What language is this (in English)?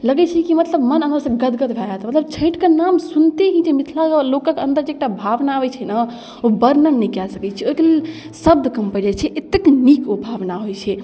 Maithili